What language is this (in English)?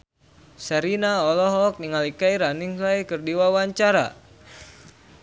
Sundanese